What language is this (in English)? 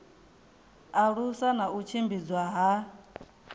Venda